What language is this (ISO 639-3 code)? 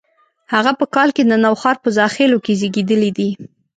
pus